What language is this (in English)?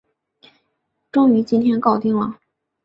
Chinese